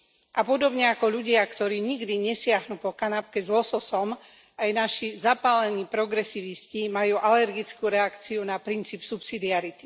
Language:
Slovak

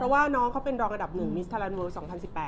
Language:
Thai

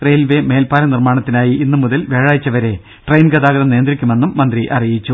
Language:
Malayalam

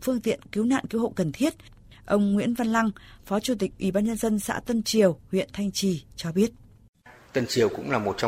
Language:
Vietnamese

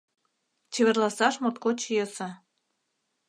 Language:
Mari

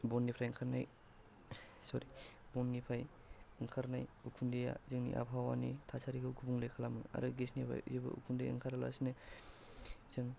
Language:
Bodo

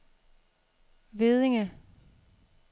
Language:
Danish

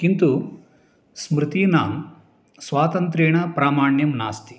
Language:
Sanskrit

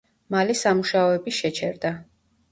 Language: Georgian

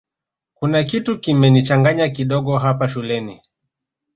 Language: Swahili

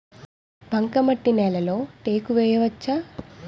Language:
Telugu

